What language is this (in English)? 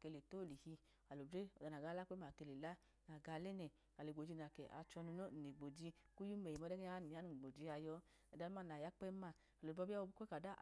Idoma